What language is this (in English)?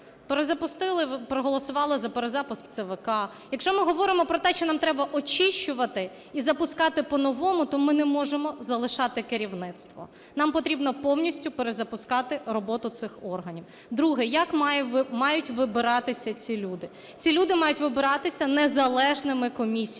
Ukrainian